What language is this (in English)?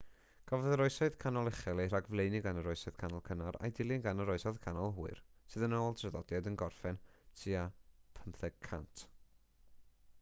Welsh